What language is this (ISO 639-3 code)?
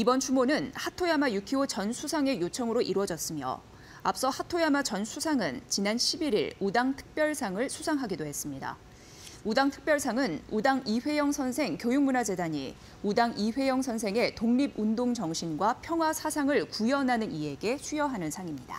kor